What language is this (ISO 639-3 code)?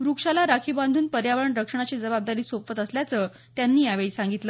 mar